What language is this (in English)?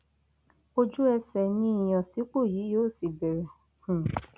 Yoruba